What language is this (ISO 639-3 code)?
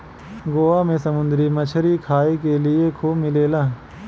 bho